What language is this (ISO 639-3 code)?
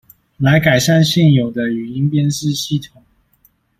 zho